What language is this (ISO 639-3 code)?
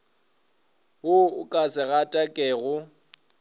nso